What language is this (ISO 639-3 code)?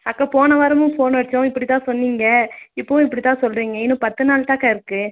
tam